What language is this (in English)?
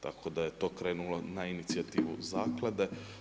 Croatian